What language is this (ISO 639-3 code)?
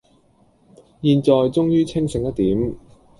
yue